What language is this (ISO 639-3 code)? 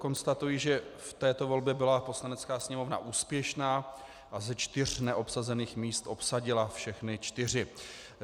ces